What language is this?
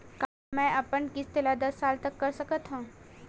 Chhattisgarhi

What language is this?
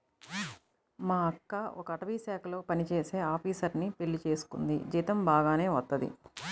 Telugu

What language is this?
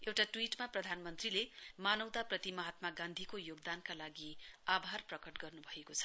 Nepali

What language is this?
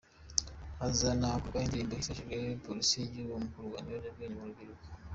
Kinyarwanda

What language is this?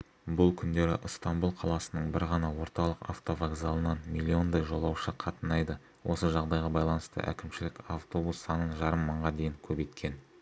Kazakh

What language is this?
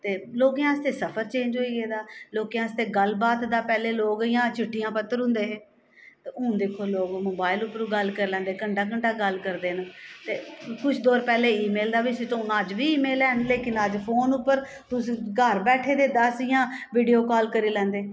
Dogri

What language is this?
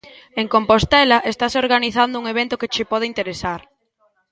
Galician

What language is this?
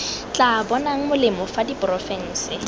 Tswana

